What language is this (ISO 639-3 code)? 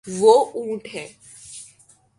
urd